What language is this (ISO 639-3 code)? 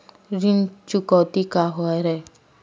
hne